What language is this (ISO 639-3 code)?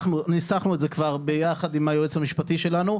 heb